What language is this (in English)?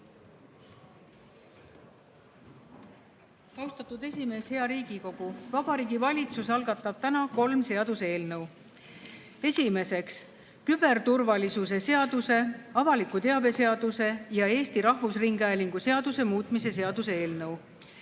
Estonian